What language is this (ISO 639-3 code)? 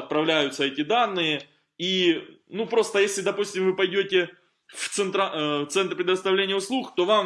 rus